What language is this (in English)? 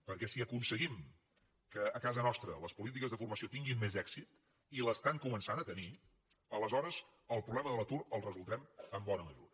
Catalan